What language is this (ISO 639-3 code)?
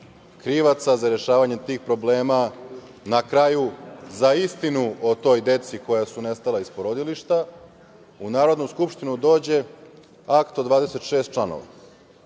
srp